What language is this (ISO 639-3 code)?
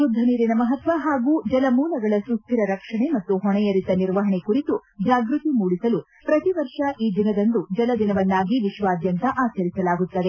kan